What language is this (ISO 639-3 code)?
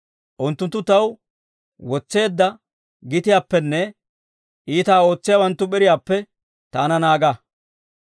dwr